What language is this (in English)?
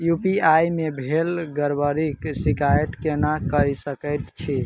Maithili